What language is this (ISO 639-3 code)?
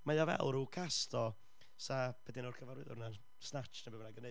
cym